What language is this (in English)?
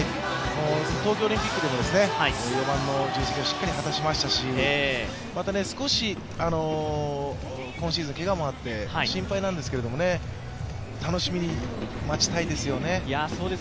Japanese